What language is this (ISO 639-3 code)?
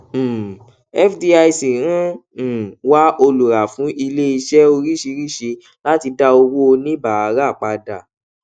yor